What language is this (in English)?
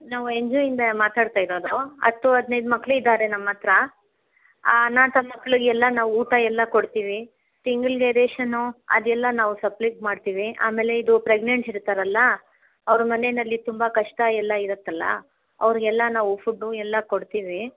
Kannada